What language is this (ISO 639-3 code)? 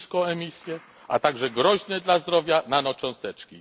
pol